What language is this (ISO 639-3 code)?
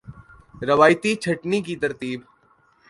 urd